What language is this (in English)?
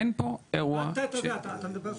Hebrew